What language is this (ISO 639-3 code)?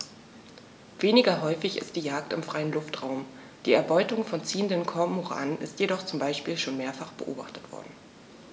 deu